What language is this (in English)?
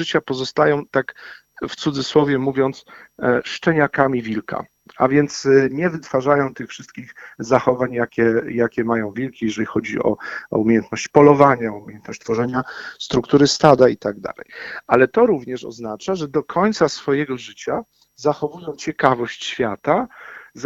Polish